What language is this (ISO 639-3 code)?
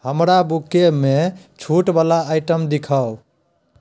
mai